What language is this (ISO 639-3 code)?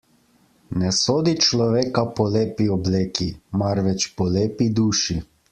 slv